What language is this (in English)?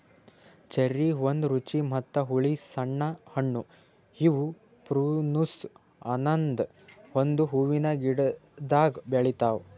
Kannada